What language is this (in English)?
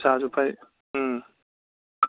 Manipuri